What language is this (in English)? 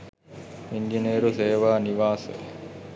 Sinhala